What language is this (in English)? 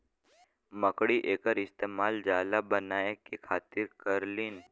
Bhojpuri